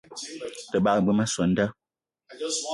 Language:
Eton (Cameroon)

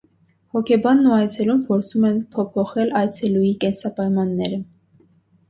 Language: Armenian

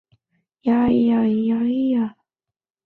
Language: Chinese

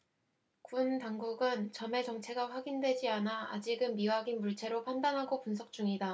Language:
Korean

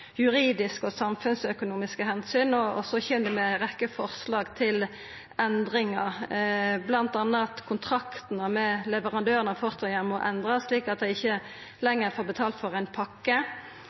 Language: Norwegian Nynorsk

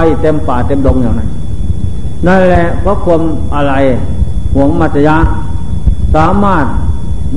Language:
Thai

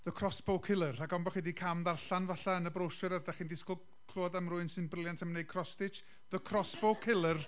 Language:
Welsh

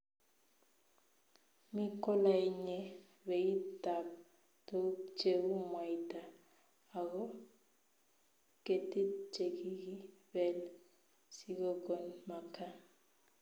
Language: Kalenjin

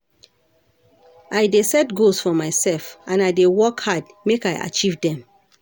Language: Nigerian Pidgin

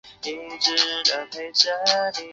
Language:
Chinese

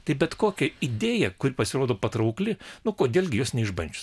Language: Lithuanian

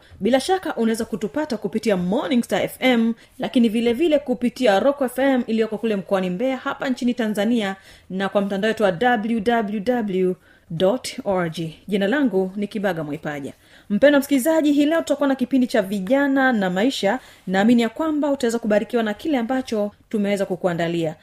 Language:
Swahili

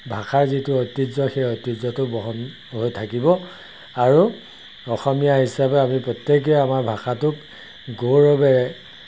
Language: Assamese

